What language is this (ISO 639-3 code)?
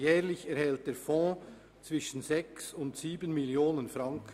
gsw